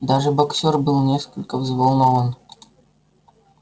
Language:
Russian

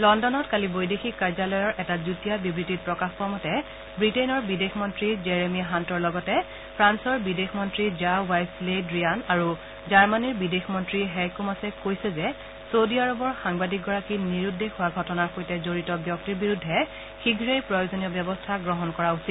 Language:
Assamese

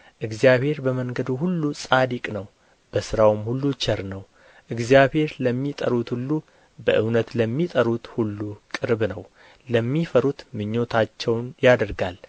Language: Amharic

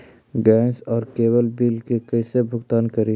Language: Magahi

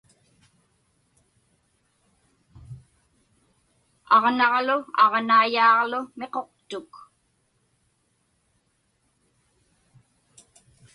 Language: Inupiaq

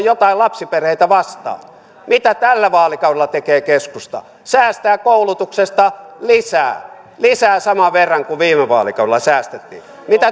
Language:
Finnish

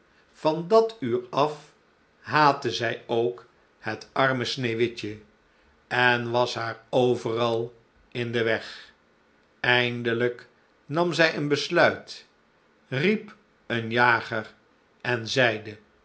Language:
Dutch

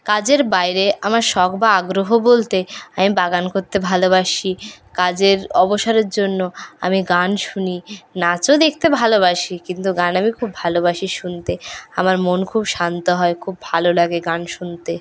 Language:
Bangla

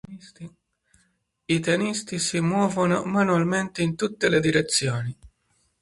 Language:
Italian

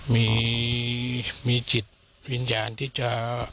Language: Thai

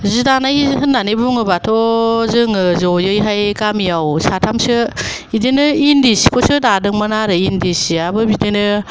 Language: Bodo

